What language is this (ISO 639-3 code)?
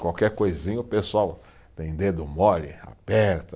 por